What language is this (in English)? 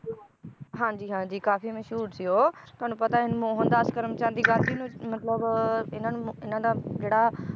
Punjabi